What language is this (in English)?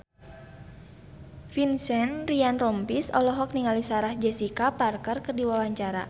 Sundanese